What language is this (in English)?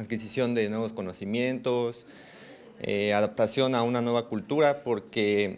Spanish